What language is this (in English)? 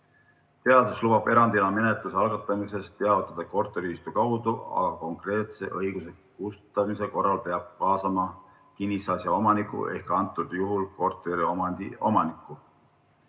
Estonian